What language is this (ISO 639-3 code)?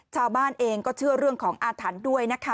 tha